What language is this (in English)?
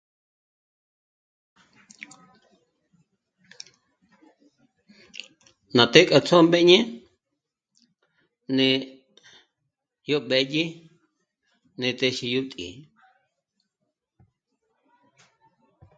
Michoacán Mazahua